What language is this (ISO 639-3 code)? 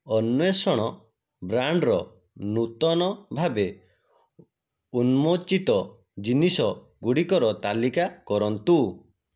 ori